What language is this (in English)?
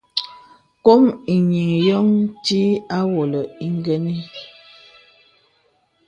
Bebele